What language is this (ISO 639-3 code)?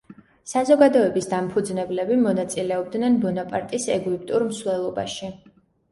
kat